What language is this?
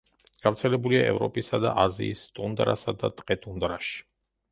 Georgian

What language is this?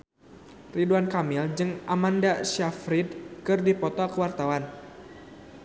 Sundanese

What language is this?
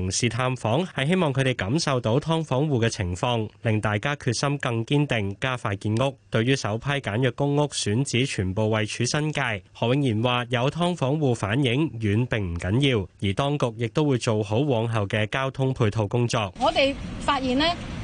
Chinese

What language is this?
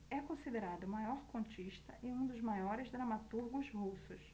Portuguese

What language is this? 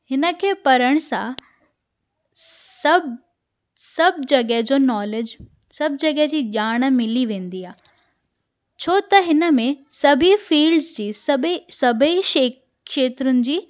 Sindhi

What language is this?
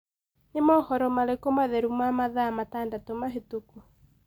Kikuyu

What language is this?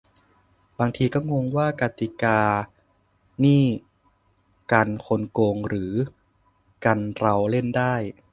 Thai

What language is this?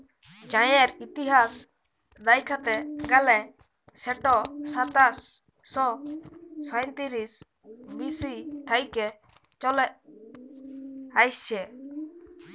Bangla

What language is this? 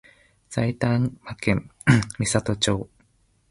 Japanese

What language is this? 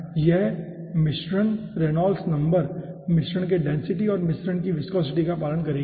Hindi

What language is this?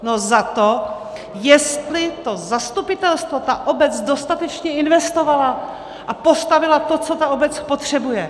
Czech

